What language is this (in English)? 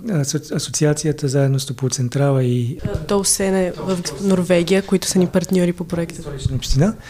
Bulgarian